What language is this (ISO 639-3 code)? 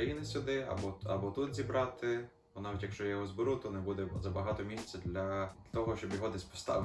ukr